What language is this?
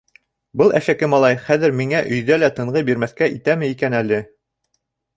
Bashkir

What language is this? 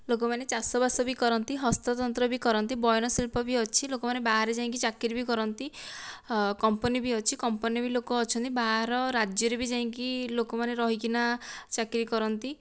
Odia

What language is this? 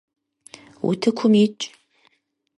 Kabardian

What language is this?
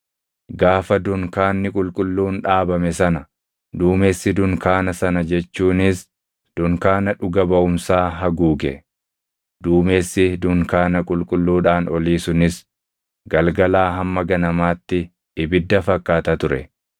Oromo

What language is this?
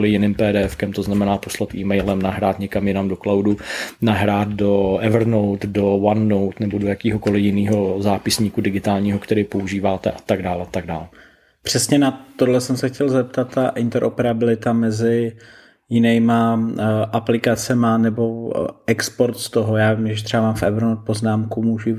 Czech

